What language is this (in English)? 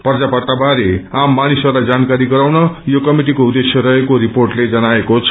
Nepali